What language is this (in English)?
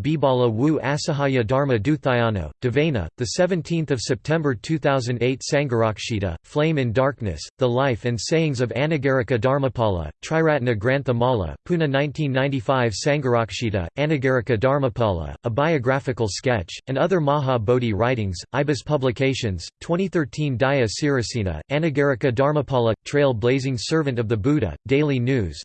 English